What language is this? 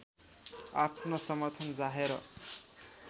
Nepali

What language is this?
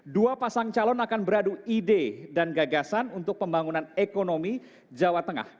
Indonesian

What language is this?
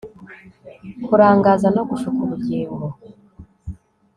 Kinyarwanda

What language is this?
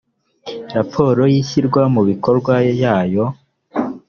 Kinyarwanda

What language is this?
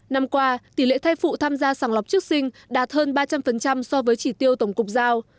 Vietnamese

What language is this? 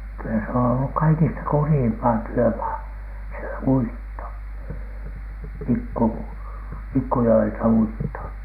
Finnish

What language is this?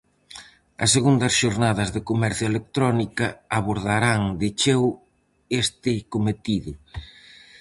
Galician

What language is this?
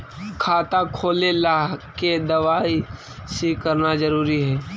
Magahi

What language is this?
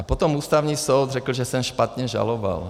Czech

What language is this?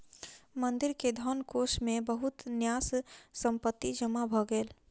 Maithili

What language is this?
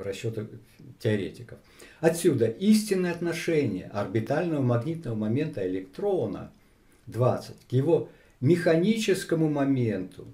Russian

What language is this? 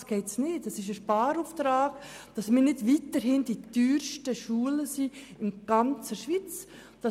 Swiss German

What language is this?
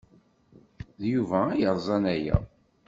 Kabyle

